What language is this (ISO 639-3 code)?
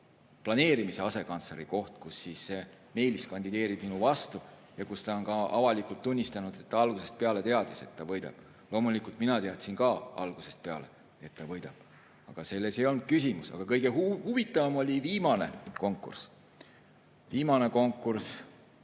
est